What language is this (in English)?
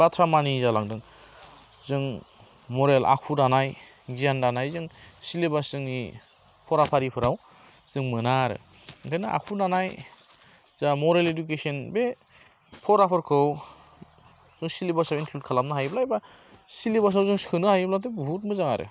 Bodo